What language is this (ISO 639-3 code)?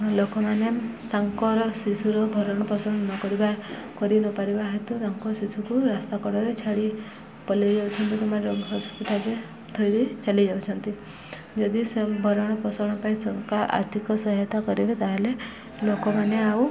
ori